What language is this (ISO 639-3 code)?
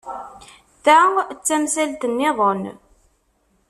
kab